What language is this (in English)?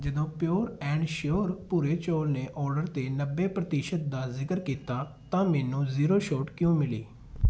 Punjabi